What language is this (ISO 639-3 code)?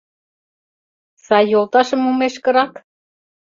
chm